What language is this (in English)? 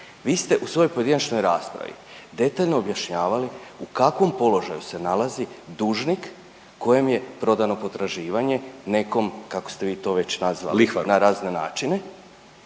Croatian